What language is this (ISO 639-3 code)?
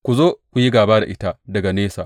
hau